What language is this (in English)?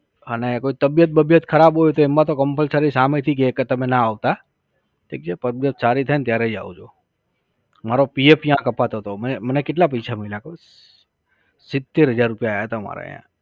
Gujarati